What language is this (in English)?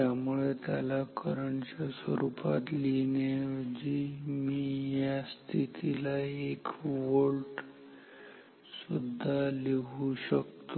Marathi